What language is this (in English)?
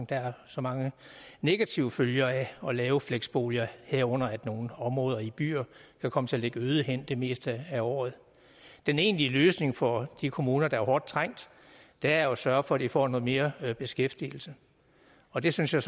Danish